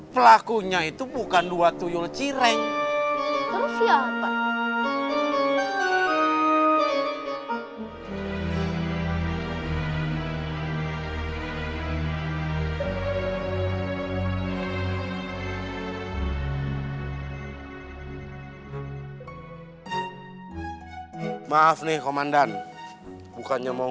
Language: Indonesian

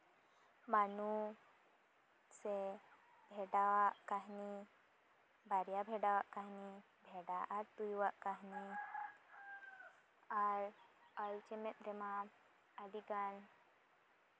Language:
Santali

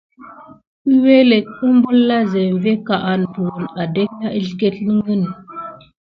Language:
Gidar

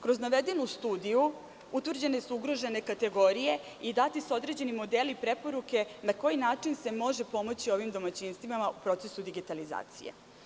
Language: Serbian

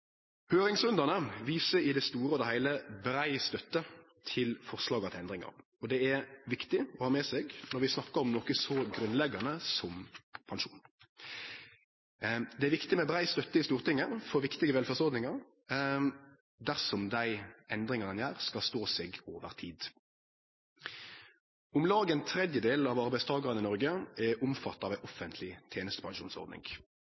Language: Norwegian Nynorsk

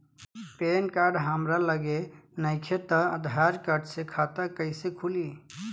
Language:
Bhojpuri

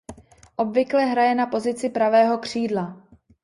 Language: Czech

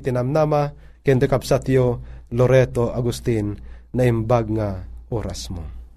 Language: Filipino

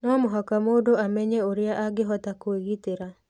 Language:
Kikuyu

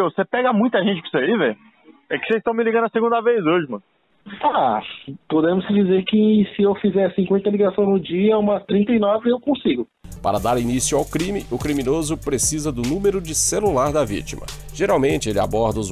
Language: Portuguese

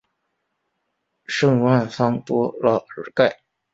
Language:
Chinese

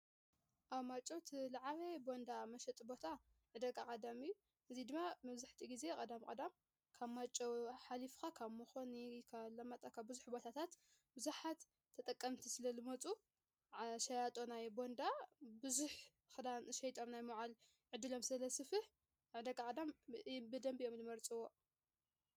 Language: Tigrinya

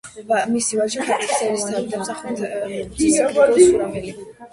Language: Georgian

